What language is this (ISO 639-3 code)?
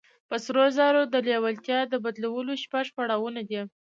pus